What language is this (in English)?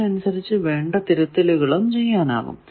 Malayalam